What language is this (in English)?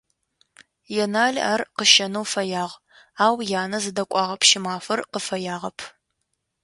Adyghe